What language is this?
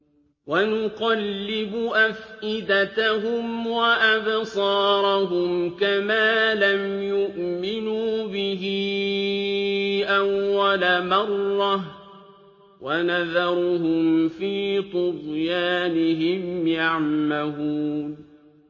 Arabic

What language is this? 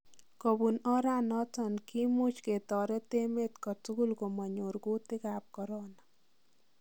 Kalenjin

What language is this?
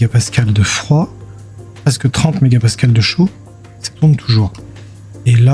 French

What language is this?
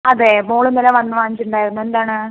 Malayalam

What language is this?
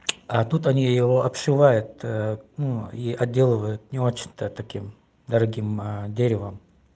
Russian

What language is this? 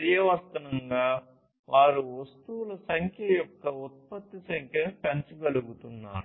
Telugu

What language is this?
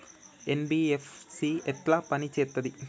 Telugu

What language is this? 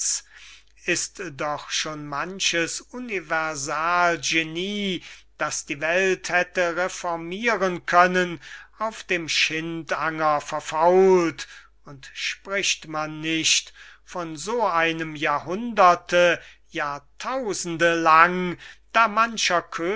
German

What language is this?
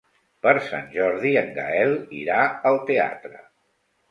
Catalan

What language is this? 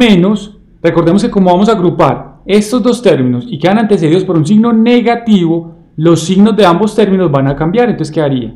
Spanish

